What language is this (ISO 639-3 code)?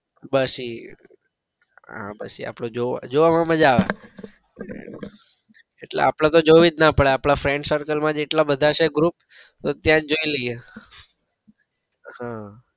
guj